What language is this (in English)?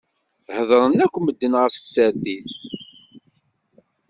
Kabyle